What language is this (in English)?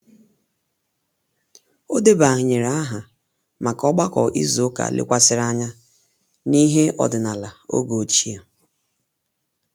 Igbo